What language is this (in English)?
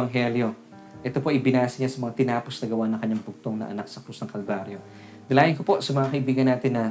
Filipino